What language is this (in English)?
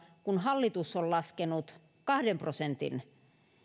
Finnish